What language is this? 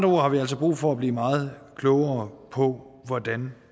Danish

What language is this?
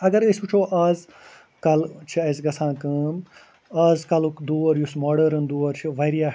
Kashmiri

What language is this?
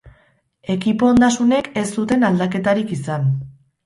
Basque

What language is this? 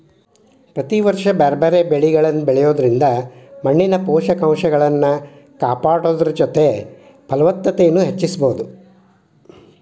Kannada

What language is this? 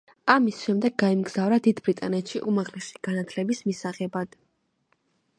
Georgian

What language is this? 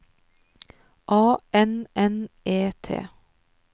Norwegian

